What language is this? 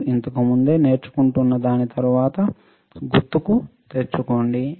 Telugu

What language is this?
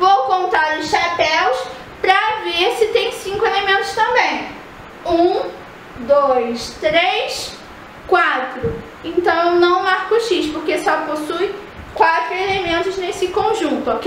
Portuguese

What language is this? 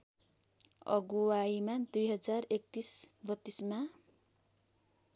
Nepali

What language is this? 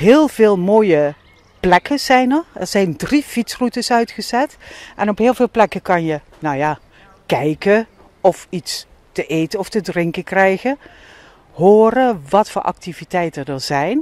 Dutch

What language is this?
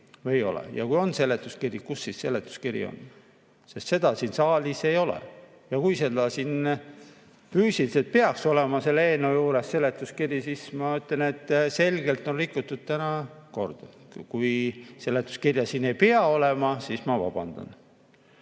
Estonian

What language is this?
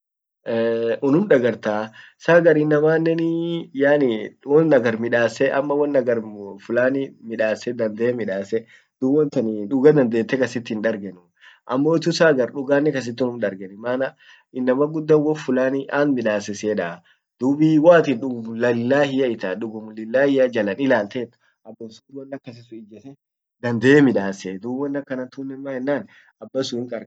Orma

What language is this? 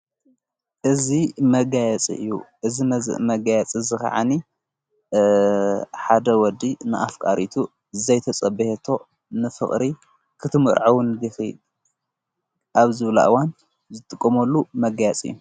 Tigrinya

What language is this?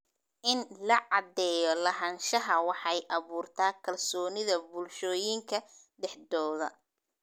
Somali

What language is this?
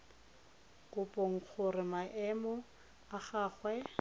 Tswana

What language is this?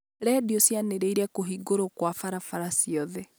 Kikuyu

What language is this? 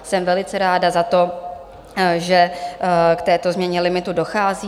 Czech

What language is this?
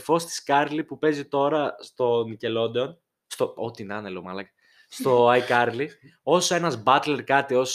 Greek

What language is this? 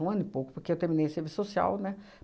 Portuguese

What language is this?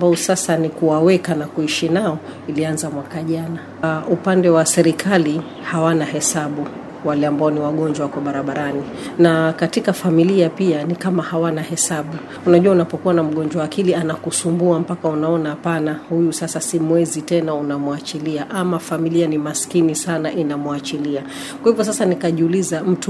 Swahili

